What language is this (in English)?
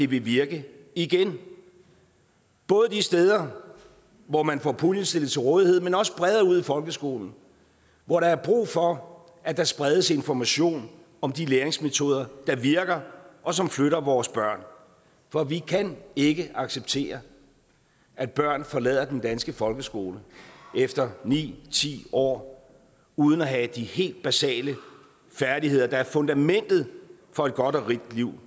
Danish